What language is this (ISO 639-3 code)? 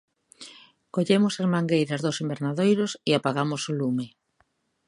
glg